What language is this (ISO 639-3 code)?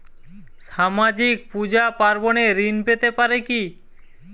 ben